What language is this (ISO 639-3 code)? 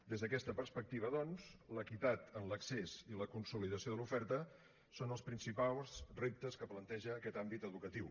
cat